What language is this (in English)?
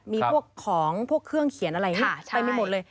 Thai